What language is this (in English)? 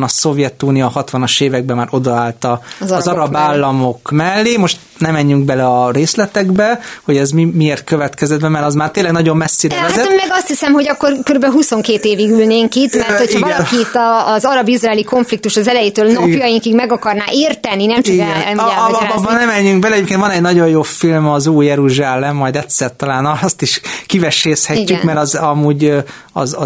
Hungarian